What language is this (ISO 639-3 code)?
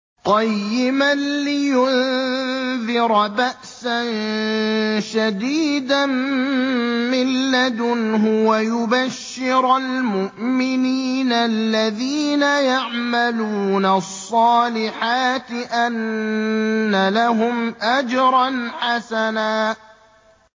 ara